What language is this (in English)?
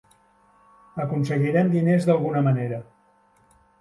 Catalan